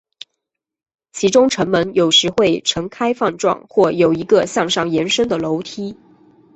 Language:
Chinese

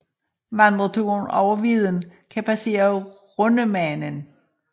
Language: Danish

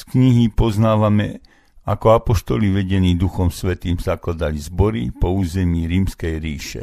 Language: Slovak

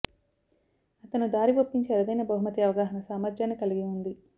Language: Telugu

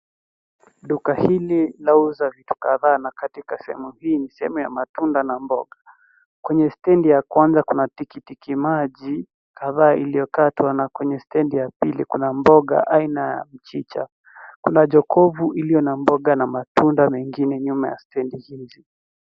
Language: Swahili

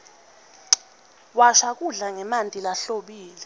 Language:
Swati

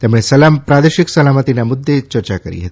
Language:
Gujarati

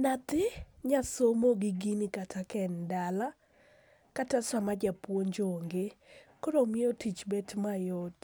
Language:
Luo (Kenya and Tanzania)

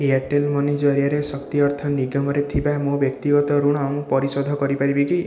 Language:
Odia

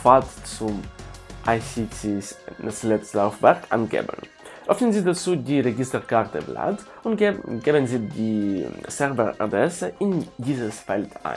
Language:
German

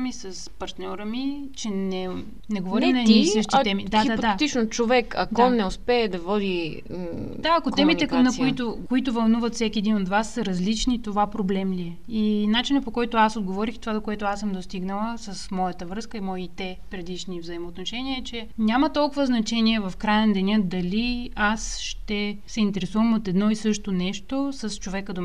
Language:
Bulgarian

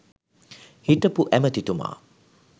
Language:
Sinhala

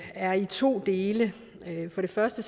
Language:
Danish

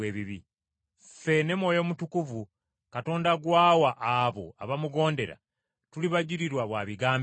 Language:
Ganda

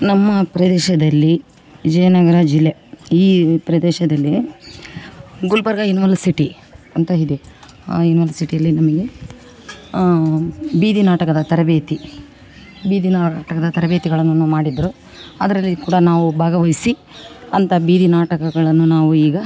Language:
Kannada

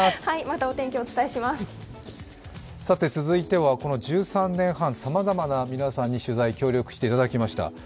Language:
Japanese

